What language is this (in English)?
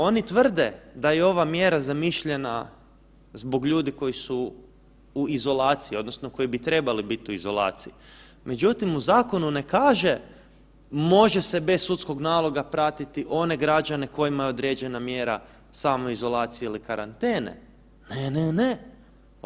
Croatian